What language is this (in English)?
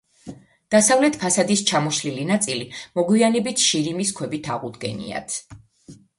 Georgian